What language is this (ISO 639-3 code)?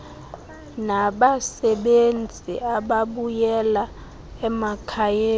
xho